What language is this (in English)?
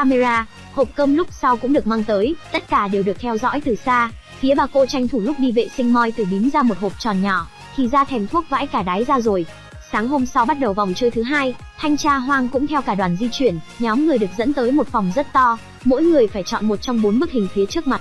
Vietnamese